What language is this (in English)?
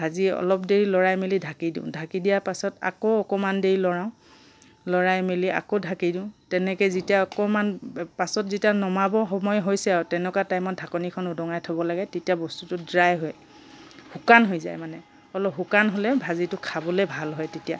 Assamese